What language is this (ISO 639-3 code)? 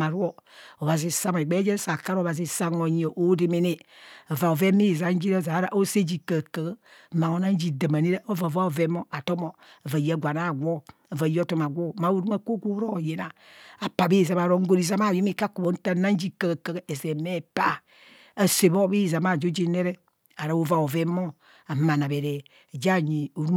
bcs